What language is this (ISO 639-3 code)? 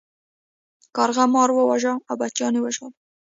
pus